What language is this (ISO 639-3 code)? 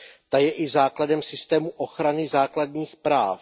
ces